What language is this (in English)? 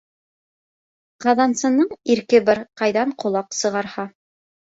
Bashkir